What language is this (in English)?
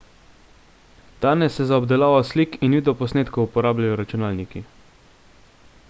Slovenian